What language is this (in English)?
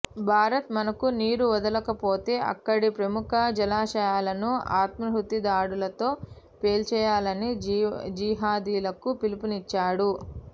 Telugu